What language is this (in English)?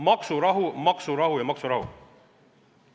Estonian